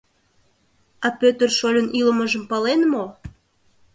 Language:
Mari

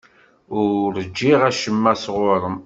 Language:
Kabyle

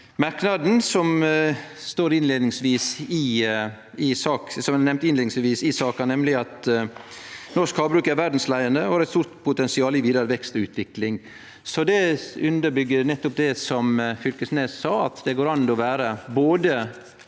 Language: Norwegian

